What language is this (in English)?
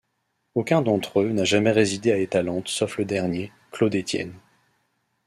French